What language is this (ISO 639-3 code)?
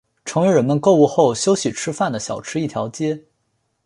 zho